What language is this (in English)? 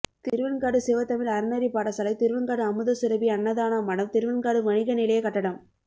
Tamil